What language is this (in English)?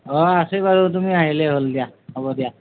Assamese